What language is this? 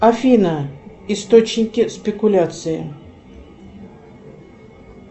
Russian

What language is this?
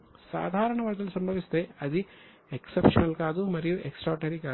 Telugu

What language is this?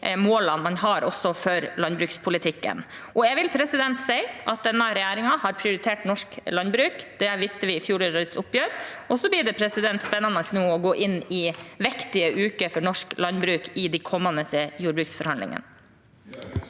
Norwegian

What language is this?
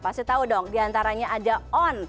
Indonesian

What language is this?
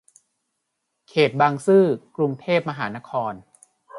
Thai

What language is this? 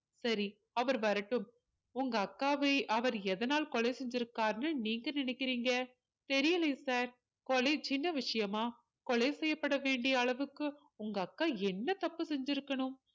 Tamil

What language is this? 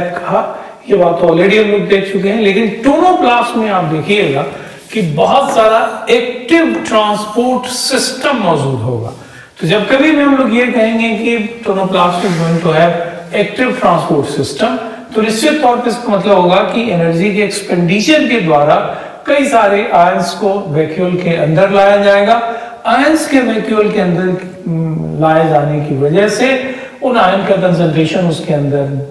Hindi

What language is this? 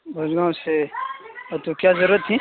Urdu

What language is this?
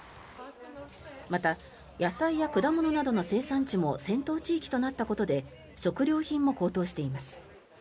Japanese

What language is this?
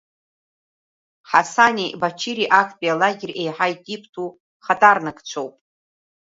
Abkhazian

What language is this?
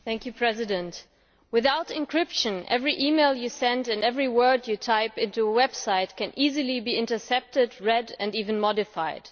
English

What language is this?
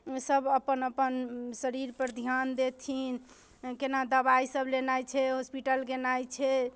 Maithili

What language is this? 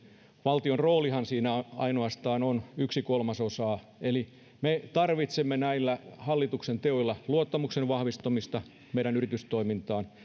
Finnish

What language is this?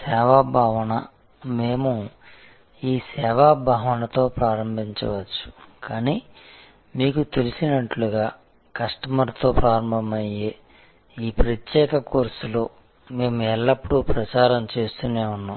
Telugu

